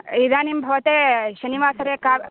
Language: Sanskrit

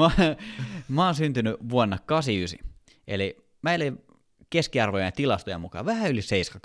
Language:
Finnish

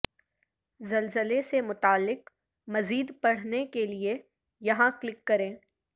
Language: Urdu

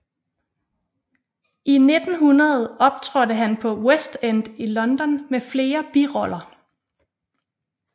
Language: Danish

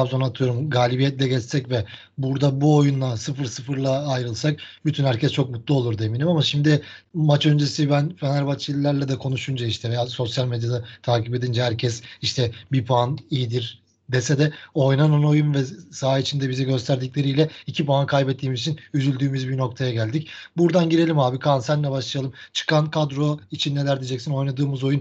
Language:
Turkish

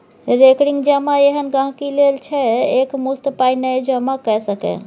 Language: Maithili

